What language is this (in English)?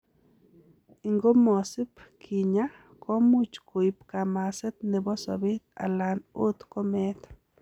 Kalenjin